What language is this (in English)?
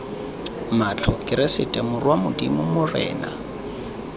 Tswana